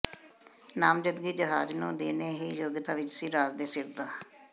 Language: Punjabi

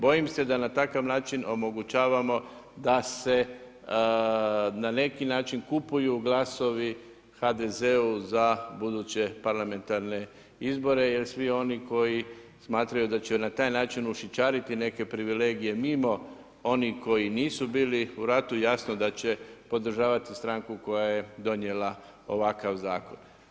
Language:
Croatian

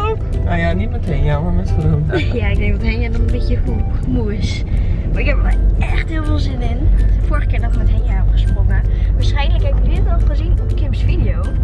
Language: Dutch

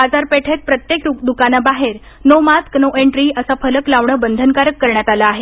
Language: Marathi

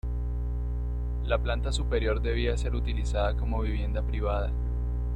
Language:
Spanish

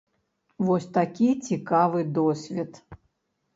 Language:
Belarusian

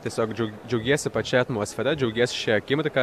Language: Lithuanian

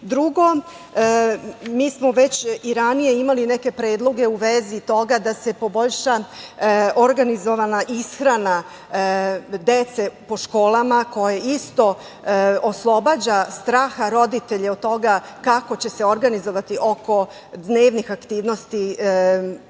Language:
Serbian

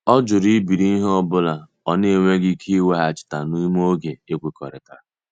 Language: Igbo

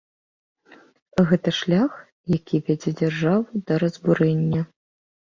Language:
Belarusian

